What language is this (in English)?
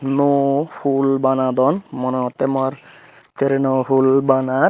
Chakma